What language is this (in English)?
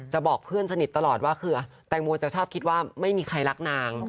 Thai